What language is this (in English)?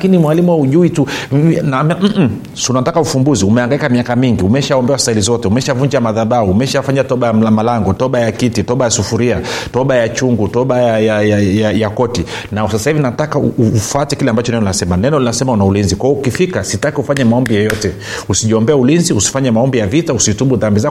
Swahili